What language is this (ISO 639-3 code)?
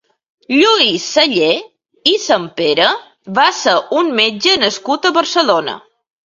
cat